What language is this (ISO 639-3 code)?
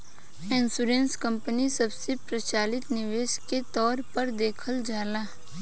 bho